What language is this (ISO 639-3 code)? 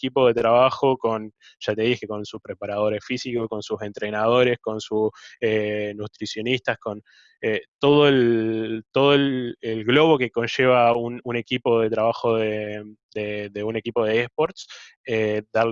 spa